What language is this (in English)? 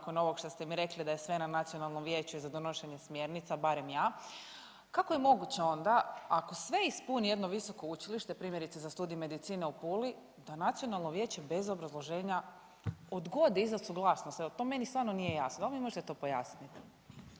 Croatian